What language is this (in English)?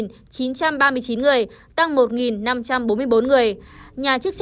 Vietnamese